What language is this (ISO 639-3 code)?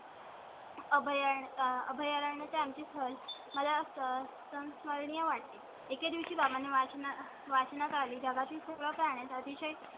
mar